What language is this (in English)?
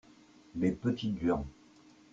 French